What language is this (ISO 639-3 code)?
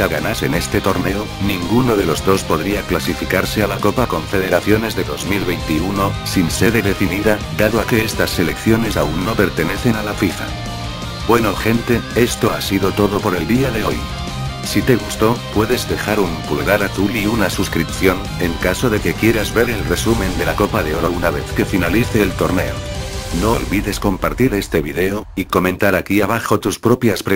spa